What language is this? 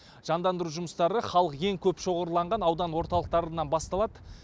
Kazakh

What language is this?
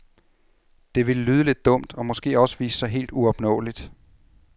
Danish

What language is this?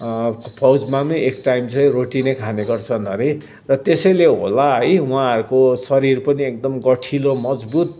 Nepali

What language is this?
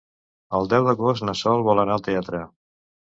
Catalan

